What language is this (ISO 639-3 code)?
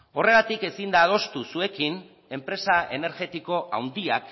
eus